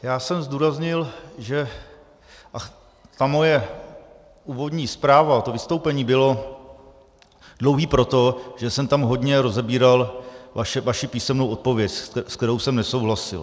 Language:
Czech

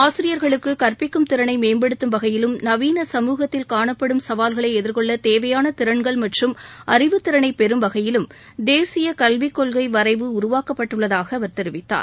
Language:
Tamil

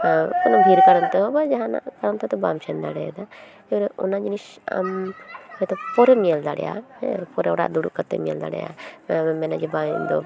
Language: Santali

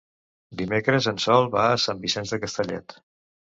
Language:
Catalan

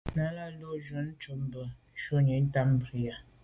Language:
Medumba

